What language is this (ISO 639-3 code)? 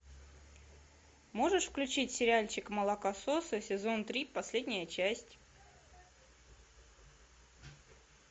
rus